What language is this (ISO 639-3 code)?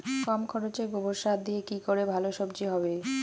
ben